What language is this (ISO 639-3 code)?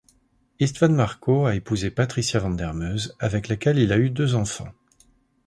fra